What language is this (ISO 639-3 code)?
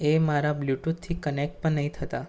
guj